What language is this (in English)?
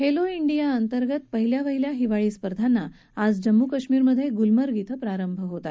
Marathi